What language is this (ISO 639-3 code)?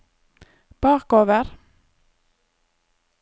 nor